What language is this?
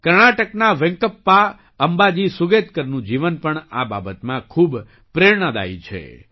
Gujarati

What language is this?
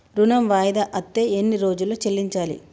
Telugu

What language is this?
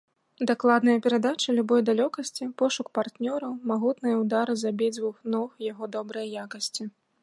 Belarusian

